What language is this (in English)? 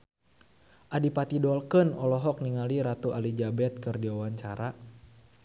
Sundanese